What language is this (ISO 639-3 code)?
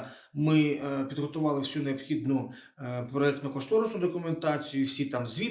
ukr